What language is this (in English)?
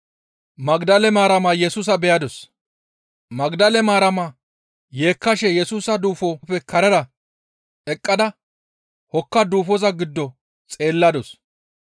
Gamo